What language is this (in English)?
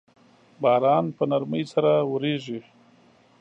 Pashto